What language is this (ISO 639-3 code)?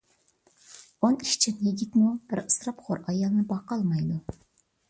uig